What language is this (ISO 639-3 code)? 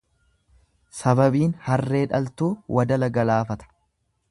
orm